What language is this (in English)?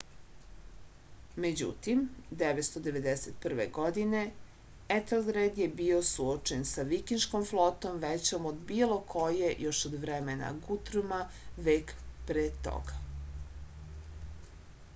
Serbian